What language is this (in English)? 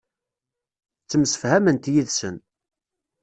Kabyle